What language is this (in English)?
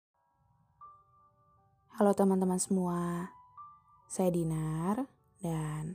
Indonesian